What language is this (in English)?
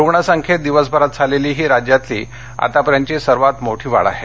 Marathi